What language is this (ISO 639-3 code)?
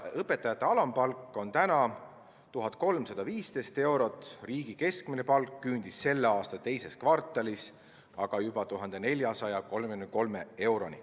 est